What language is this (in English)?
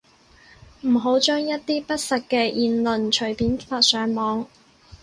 Cantonese